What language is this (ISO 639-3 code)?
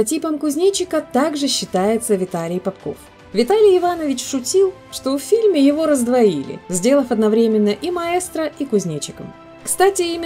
rus